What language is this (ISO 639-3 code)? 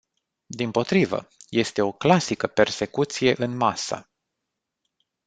ron